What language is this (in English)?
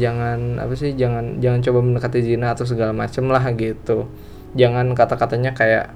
Indonesian